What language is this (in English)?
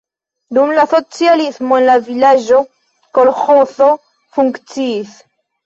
Esperanto